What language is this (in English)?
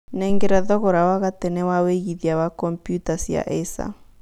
Kikuyu